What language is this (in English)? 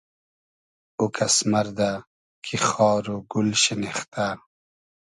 Hazaragi